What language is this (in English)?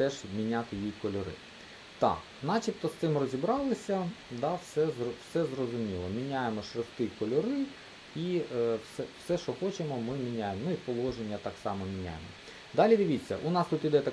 Ukrainian